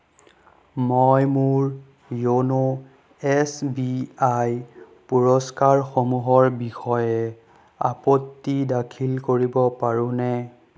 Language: Assamese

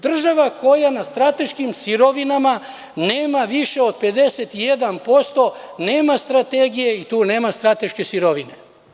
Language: Serbian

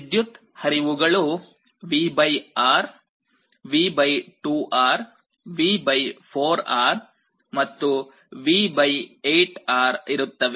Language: Kannada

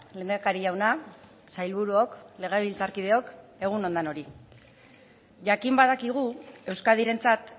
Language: Basque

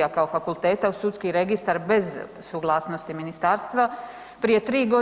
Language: Croatian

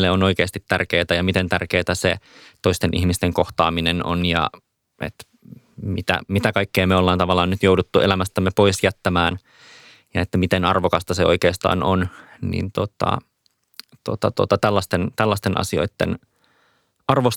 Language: Finnish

